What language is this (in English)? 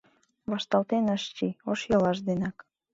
Mari